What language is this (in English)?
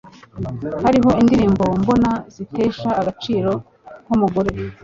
Kinyarwanda